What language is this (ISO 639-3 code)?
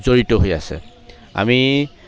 asm